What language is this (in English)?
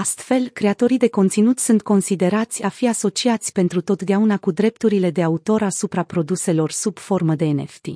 Romanian